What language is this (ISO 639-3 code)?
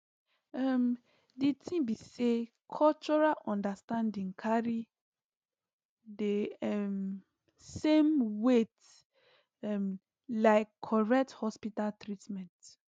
pcm